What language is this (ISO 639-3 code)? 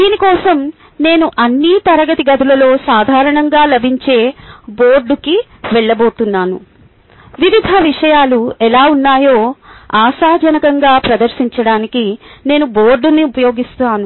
tel